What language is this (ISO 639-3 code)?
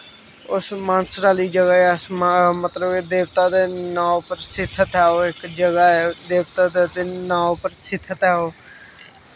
doi